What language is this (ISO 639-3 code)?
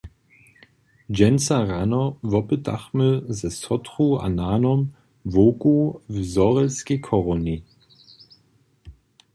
hsb